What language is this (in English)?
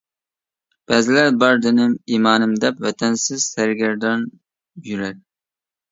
Uyghur